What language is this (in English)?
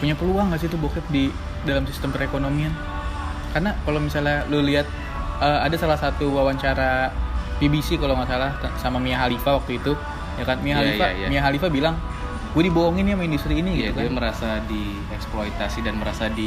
Indonesian